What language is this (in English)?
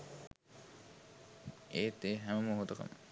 Sinhala